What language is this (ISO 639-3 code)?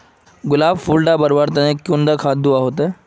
mag